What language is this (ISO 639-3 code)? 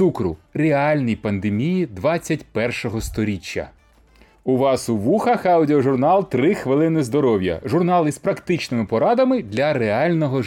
ukr